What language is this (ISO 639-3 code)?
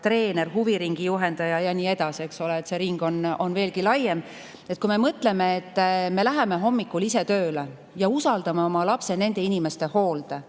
est